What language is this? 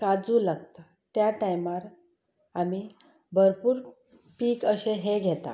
Konkani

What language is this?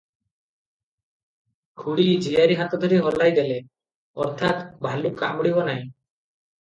Odia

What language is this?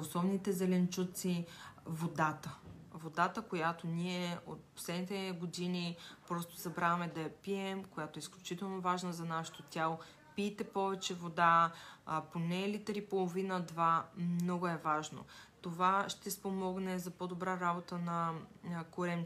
Bulgarian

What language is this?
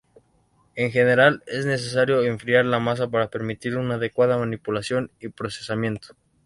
Spanish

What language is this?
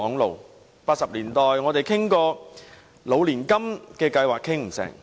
Cantonese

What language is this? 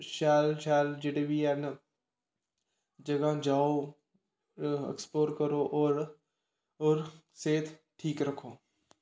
Dogri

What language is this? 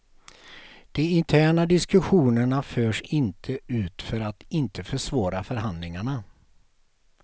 Swedish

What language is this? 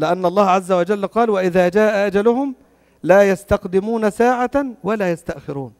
Arabic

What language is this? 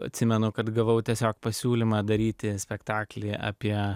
Lithuanian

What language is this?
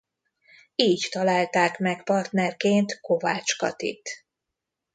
Hungarian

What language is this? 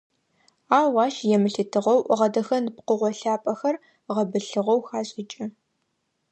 Adyghe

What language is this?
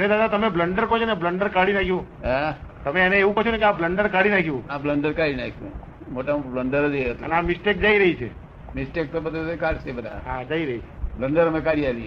Gujarati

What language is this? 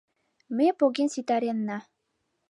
Mari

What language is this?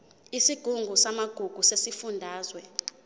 Zulu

